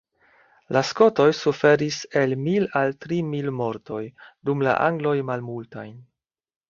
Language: Esperanto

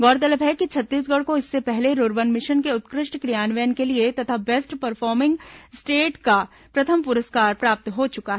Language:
Hindi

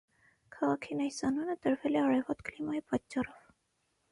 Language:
Armenian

